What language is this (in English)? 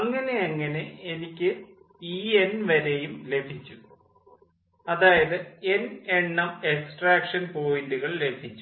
Malayalam